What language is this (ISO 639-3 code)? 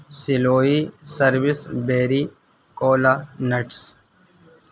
urd